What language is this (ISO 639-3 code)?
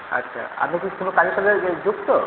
ben